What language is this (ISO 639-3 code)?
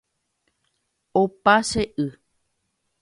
grn